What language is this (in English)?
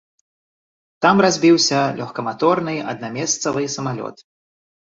Belarusian